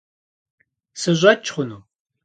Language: Kabardian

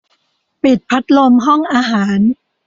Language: Thai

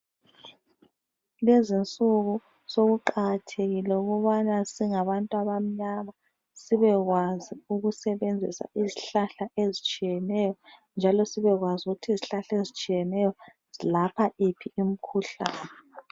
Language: North Ndebele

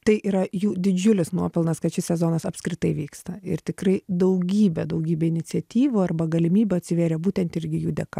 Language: Lithuanian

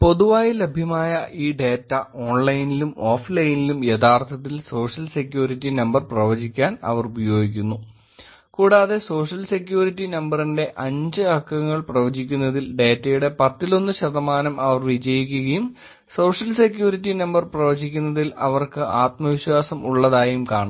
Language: Malayalam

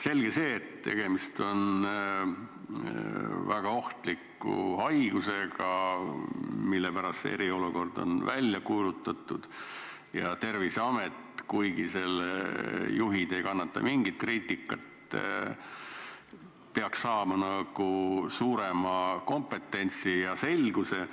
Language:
Estonian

